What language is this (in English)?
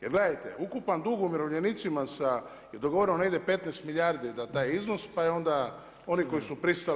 Croatian